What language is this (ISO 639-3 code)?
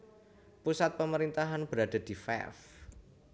jav